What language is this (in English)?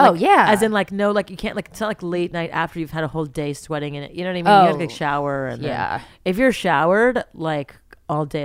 English